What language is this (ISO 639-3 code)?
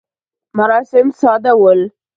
pus